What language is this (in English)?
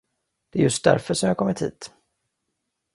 Swedish